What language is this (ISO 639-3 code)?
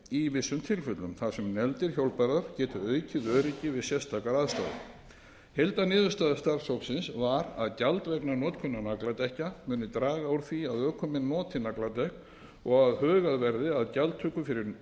isl